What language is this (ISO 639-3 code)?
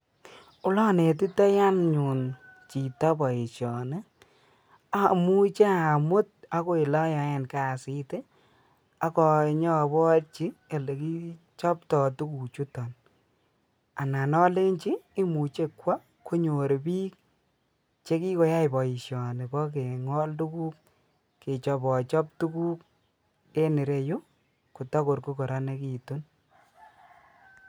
kln